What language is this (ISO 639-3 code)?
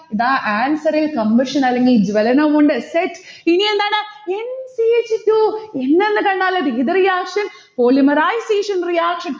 mal